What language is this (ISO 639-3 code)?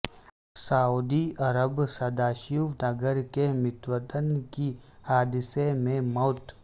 urd